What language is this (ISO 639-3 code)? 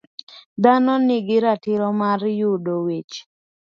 luo